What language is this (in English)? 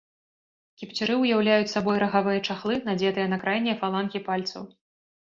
Belarusian